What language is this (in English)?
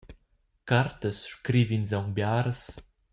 Romansh